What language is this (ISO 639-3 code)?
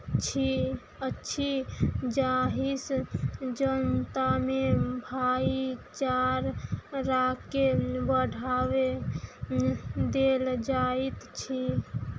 mai